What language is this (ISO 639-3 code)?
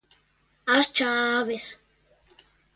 glg